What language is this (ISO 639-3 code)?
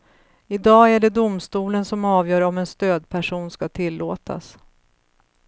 swe